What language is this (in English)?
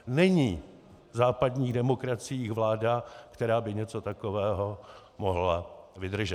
Czech